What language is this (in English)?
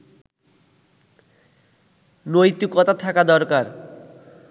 Bangla